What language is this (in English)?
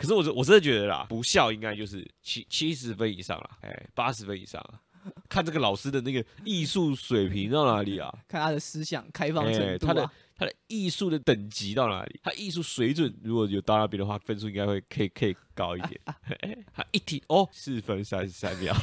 Chinese